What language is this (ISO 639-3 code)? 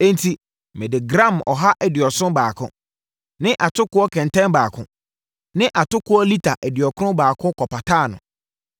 aka